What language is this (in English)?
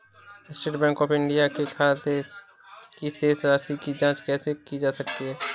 Hindi